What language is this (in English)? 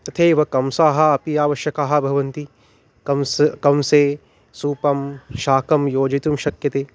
Sanskrit